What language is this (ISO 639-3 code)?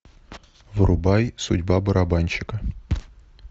rus